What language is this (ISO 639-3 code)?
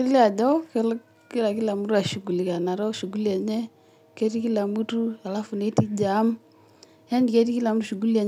mas